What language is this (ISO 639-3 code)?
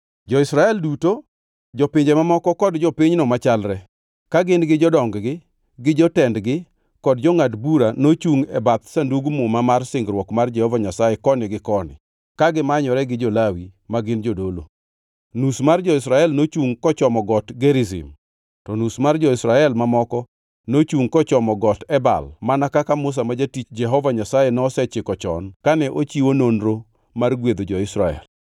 luo